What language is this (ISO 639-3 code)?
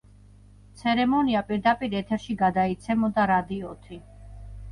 kat